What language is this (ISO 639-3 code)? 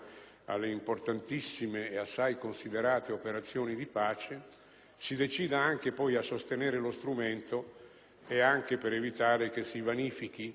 ita